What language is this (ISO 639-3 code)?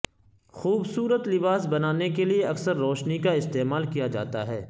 urd